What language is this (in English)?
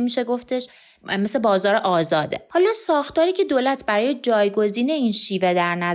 Persian